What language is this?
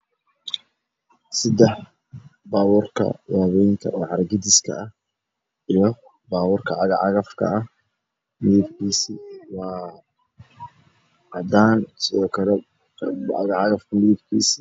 Somali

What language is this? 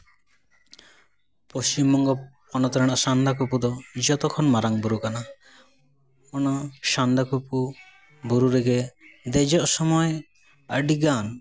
Santali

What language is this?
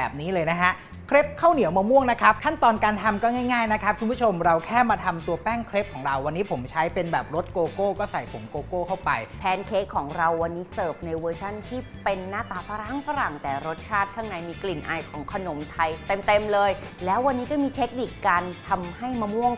Thai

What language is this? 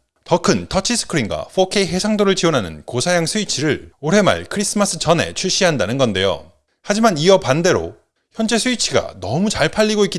Korean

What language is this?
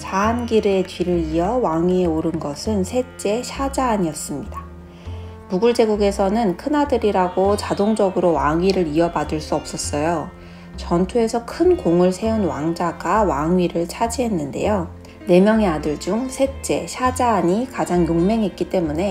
Korean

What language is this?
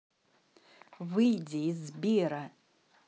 Russian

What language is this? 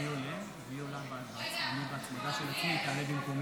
Hebrew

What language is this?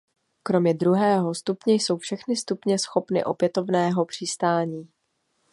Czech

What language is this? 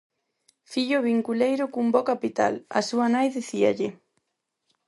Galician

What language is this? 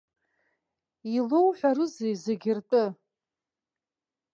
Abkhazian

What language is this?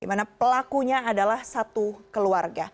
Indonesian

